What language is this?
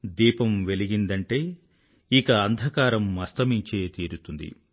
Telugu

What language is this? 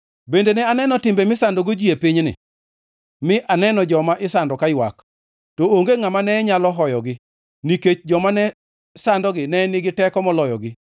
Luo (Kenya and Tanzania)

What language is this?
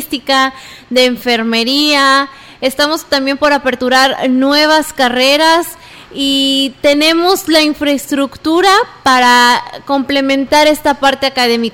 Spanish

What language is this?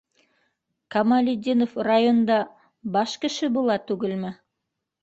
Bashkir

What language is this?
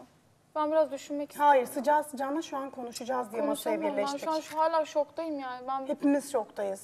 Turkish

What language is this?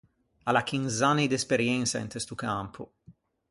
Ligurian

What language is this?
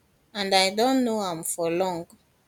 Nigerian Pidgin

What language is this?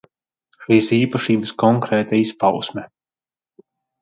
Latvian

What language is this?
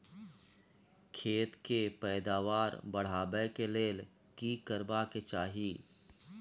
Maithili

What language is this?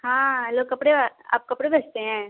Hindi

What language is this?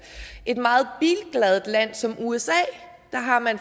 Danish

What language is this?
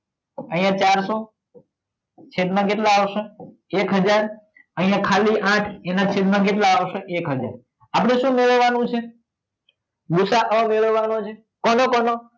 Gujarati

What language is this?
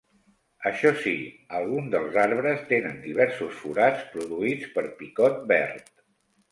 Catalan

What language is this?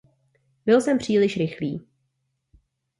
Czech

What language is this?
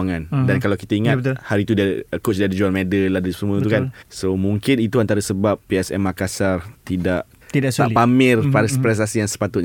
Malay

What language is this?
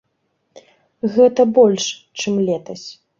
Belarusian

